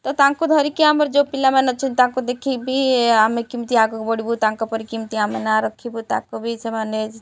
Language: Odia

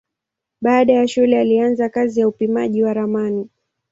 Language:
Swahili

